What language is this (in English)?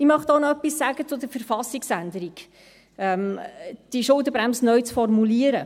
Swiss German